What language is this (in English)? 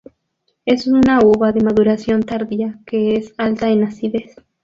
Spanish